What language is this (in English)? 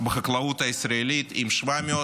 Hebrew